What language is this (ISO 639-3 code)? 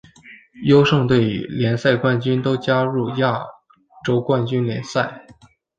zho